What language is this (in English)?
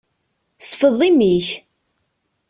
Kabyle